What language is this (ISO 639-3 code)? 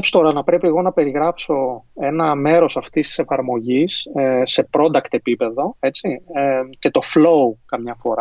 ell